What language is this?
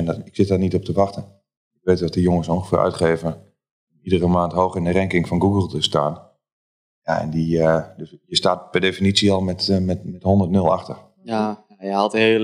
Dutch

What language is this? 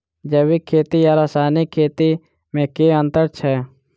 Maithili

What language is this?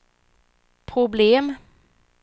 Swedish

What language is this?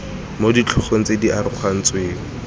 Tswana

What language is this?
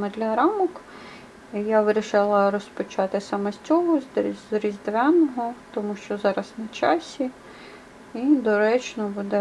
Ukrainian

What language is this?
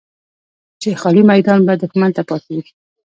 Pashto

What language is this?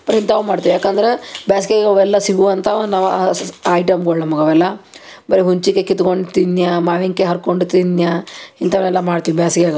Kannada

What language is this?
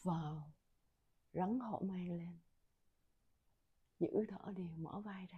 Vietnamese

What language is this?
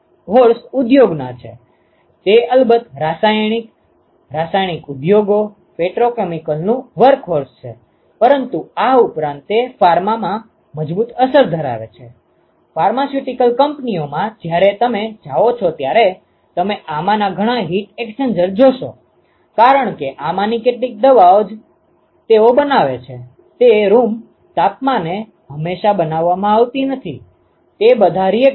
Gujarati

